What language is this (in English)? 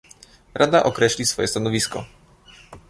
Polish